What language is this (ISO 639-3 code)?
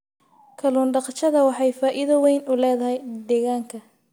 som